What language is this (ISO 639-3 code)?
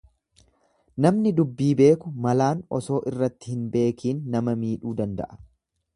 orm